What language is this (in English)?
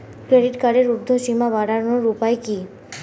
Bangla